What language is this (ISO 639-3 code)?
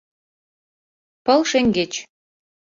chm